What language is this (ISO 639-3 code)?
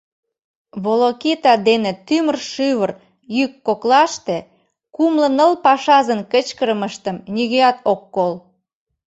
chm